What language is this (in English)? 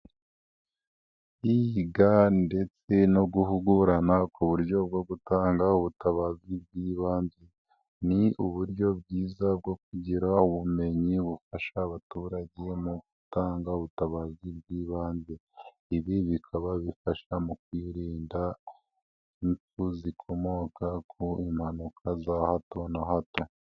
Kinyarwanda